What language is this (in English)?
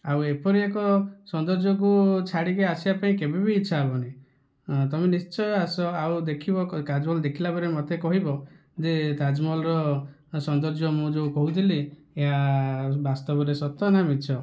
Odia